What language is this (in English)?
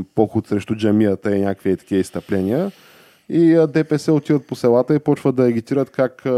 Bulgarian